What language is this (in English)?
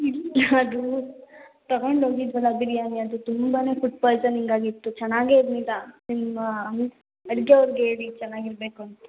Kannada